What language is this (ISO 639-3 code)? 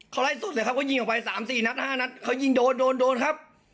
tha